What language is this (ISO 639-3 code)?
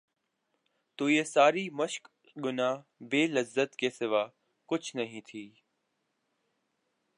urd